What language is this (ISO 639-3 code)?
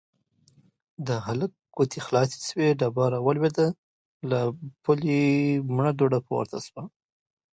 pus